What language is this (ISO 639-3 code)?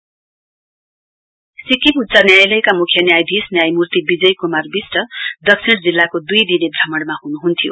nep